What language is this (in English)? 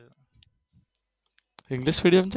Gujarati